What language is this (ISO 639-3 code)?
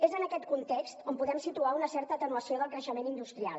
cat